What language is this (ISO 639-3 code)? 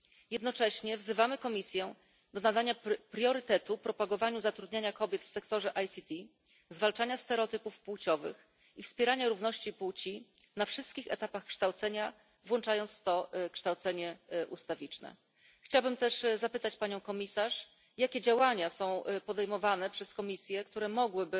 pol